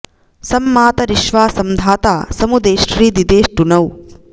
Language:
Sanskrit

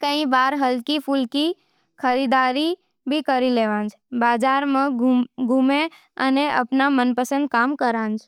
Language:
Nimadi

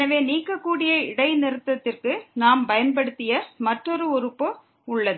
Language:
Tamil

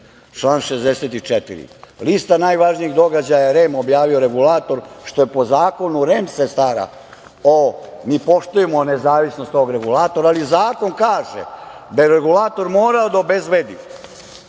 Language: Serbian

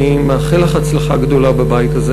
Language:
Hebrew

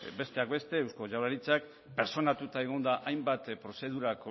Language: Basque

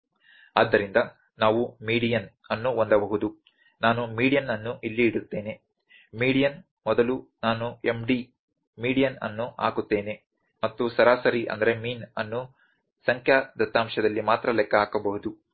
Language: Kannada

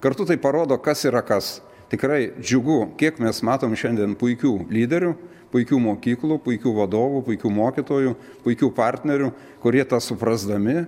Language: Lithuanian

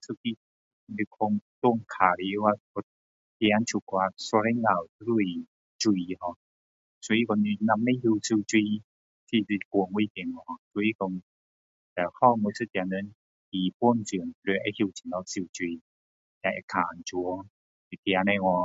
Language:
Min Dong Chinese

